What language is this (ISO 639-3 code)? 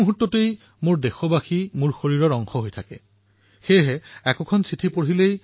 asm